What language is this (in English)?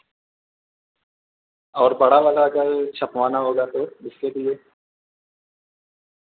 Urdu